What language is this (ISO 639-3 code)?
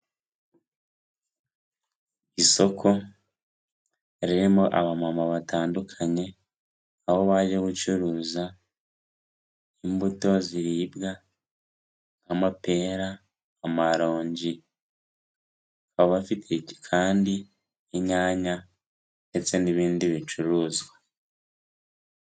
kin